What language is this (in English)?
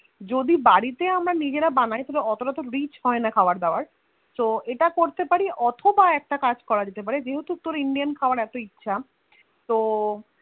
Bangla